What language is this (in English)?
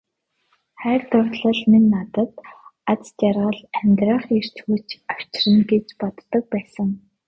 Mongolian